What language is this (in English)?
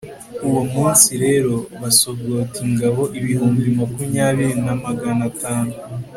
Kinyarwanda